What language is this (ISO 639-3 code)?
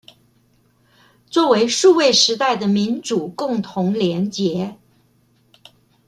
zho